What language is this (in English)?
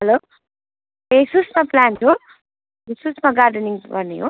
Nepali